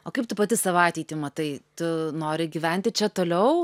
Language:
Lithuanian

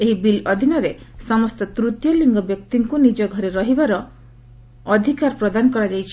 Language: Odia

